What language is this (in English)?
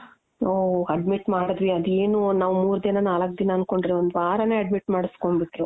Kannada